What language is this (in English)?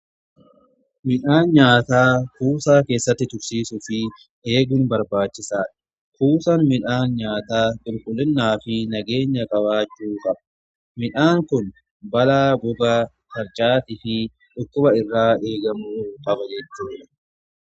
Oromo